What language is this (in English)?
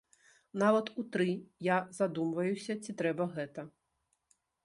Belarusian